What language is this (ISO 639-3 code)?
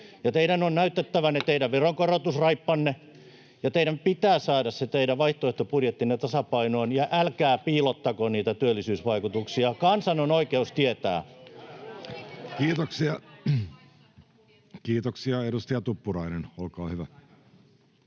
fin